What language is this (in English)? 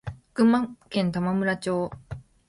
Japanese